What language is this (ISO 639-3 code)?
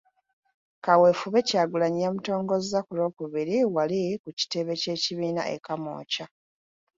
lug